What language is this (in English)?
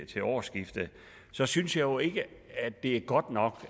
Danish